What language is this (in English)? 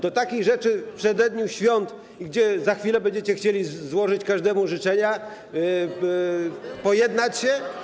Polish